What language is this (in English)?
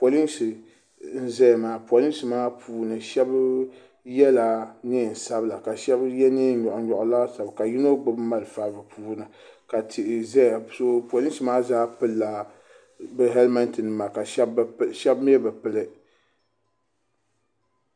Dagbani